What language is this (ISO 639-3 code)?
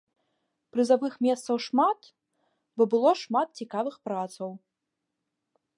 bel